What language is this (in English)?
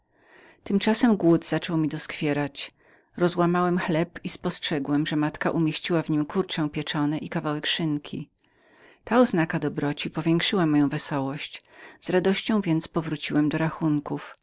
Polish